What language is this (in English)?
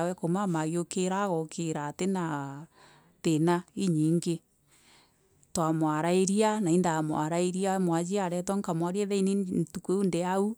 Meru